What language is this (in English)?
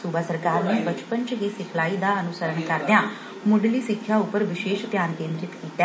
Punjabi